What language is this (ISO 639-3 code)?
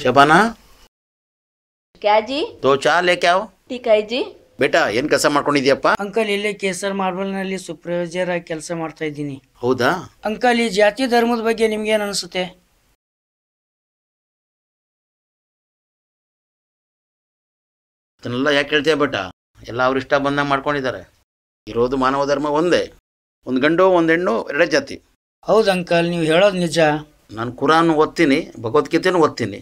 kan